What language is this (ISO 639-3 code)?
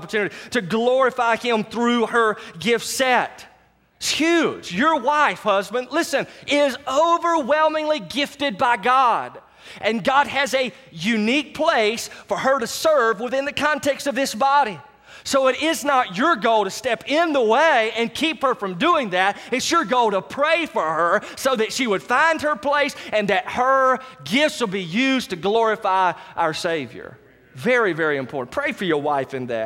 eng